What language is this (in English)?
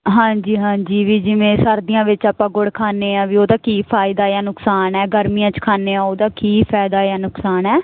Punjabi